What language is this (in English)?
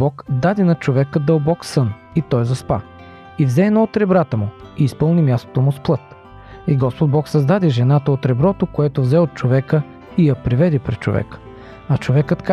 Bulgarian